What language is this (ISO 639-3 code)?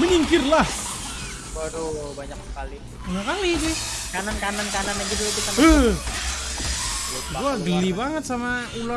ind